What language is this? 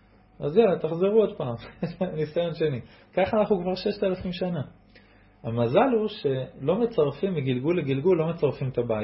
Hebrew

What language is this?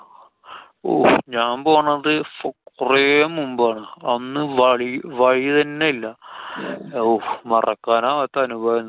Malayalam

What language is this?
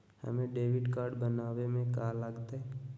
Magahi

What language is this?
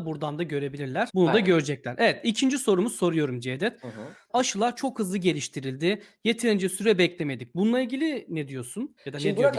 Turkish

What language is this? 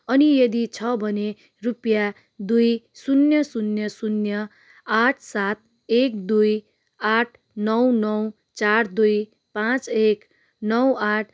Nepali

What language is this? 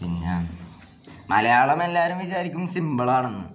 Malayalam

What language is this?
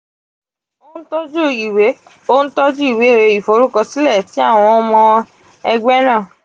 Yoruba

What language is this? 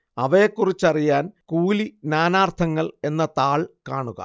Malayalam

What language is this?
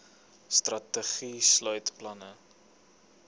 Afrikaans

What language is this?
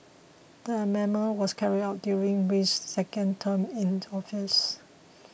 English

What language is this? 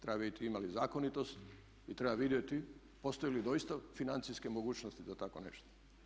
Croatian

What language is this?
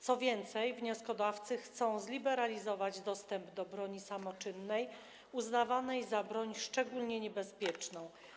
Polish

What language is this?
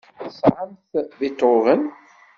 Kabyle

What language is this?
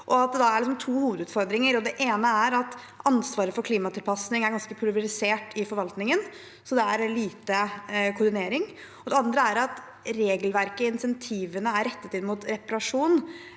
Norwegian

